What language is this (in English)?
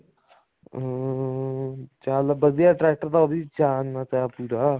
Punjabi